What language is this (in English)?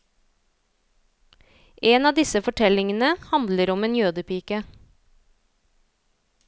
Norwegian